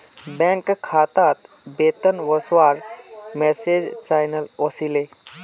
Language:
Magahi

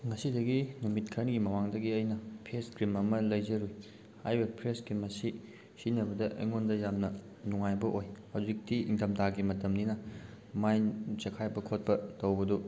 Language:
Manipuri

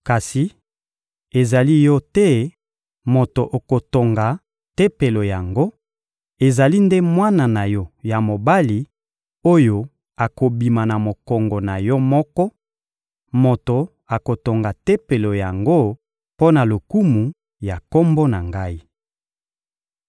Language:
Lingala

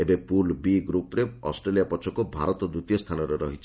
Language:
Odia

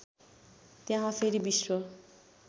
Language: Nepali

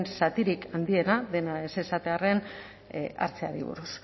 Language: Basque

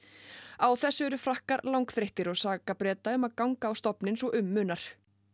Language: Icelandic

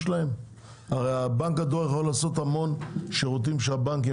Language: Hebrew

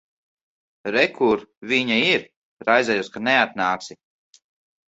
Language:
Latvian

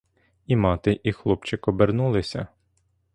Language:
Ukrainian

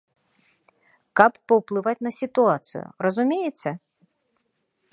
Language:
Belarusian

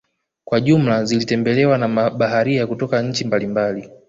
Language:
Swahili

